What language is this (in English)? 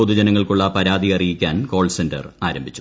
Malayalam